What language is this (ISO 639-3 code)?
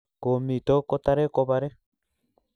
kln